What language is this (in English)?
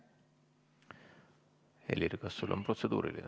Estonian